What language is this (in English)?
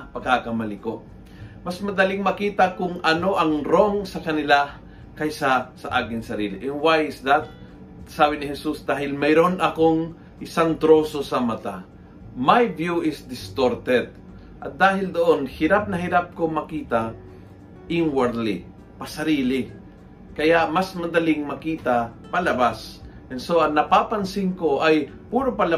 Filipino